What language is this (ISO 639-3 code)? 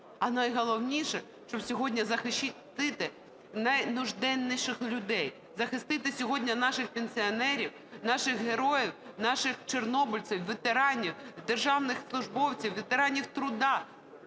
ukr